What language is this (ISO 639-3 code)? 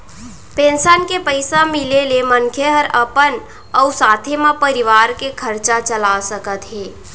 hne